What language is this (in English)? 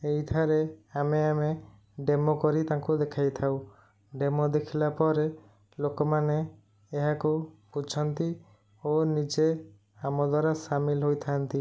Odia